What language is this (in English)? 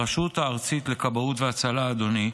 Hebrew